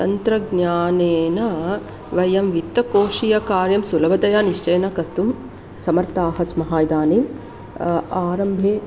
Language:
Sanskrit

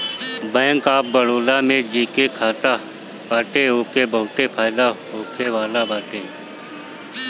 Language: Bhojpuri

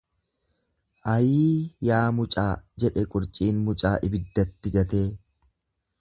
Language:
Oromo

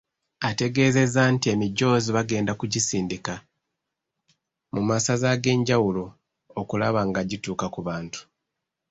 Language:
Ganda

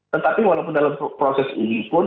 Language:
Indonesian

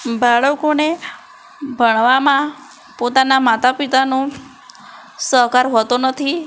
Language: Gujarati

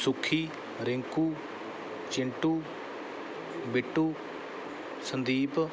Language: Punjabi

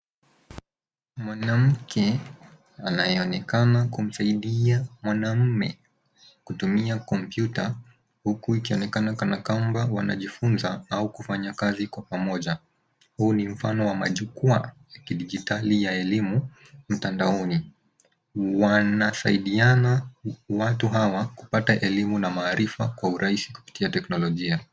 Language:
Swahili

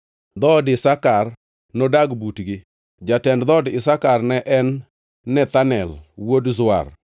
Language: Luo (Kenya and Tanzania)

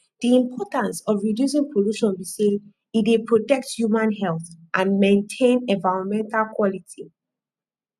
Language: Nigerian Pidgin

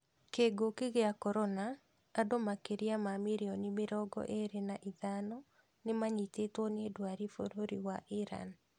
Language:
Kikuyu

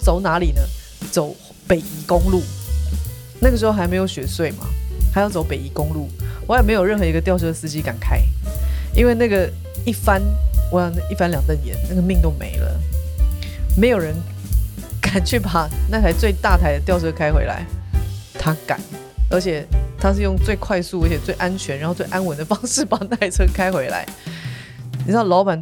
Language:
Chinese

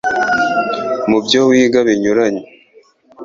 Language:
Kinyarwanda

